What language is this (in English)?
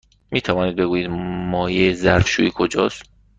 Persian